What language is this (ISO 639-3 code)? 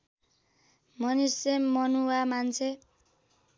nep